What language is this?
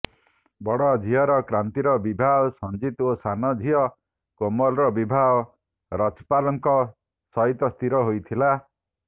Odia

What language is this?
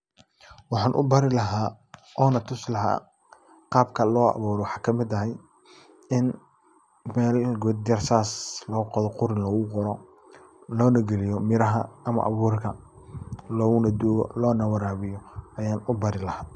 Somali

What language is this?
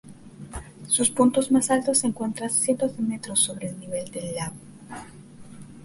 Spanish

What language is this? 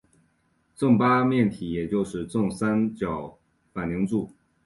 Chinese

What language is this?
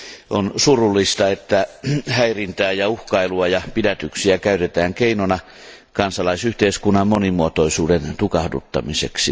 Finnish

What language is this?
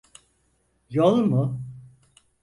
Turkish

